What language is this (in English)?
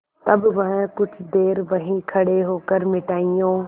Hindi